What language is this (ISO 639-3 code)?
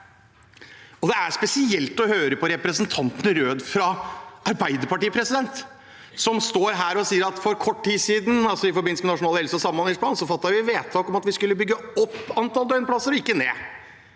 nor